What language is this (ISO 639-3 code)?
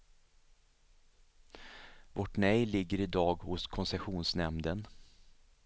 swe